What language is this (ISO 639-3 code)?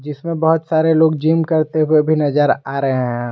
hin